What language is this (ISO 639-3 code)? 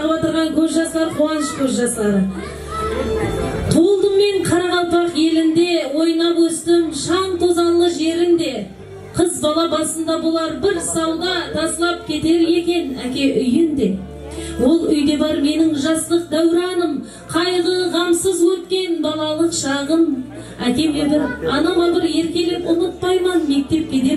tur